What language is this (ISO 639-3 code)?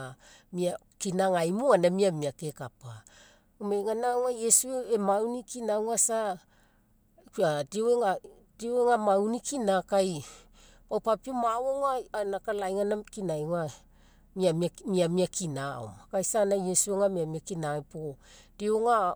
mek